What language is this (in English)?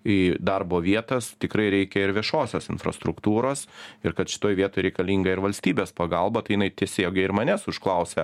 Lithuanian